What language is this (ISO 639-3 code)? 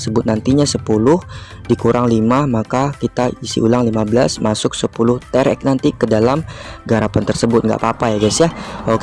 ind